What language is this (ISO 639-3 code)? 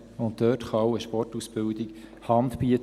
gsw